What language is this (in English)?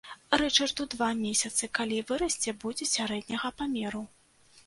Belarusian